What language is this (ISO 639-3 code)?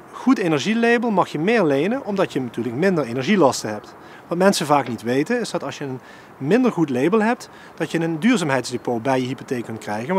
nld